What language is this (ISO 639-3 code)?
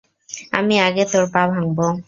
ben